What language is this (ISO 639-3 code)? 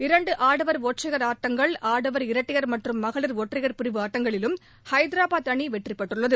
tam